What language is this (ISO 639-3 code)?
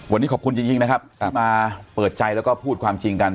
tha